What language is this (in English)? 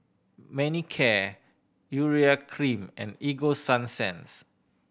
English